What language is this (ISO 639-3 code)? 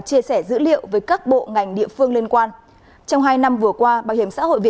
vie